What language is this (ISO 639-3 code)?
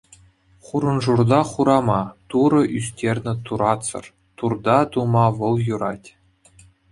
chv